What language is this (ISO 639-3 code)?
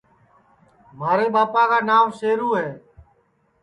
ssi